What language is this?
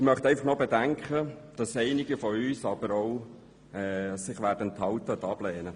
Swiss German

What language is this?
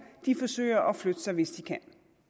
Danish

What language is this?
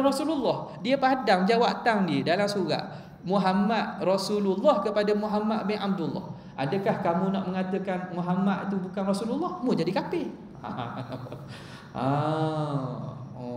Malay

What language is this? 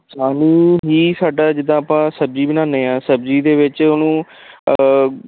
Punjabi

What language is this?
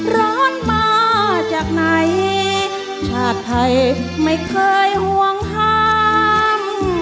Thai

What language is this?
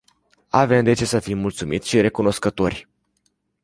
Romanian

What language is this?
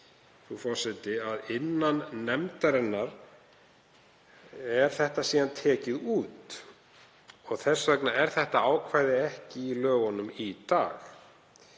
Icelandic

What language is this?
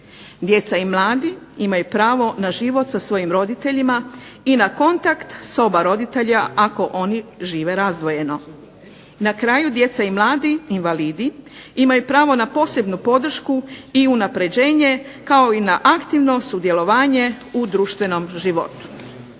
Croatian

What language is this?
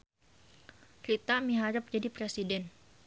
Sundanese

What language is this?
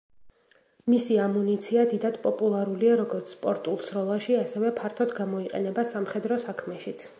Georgian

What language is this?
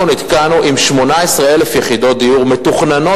Hebrew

